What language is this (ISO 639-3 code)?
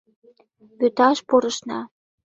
chm